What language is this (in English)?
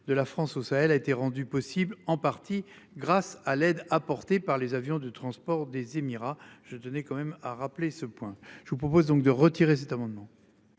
French